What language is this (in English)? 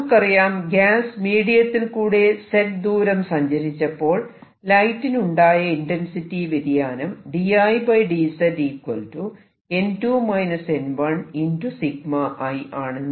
Malayalam